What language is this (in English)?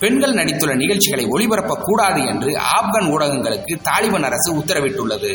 Tamil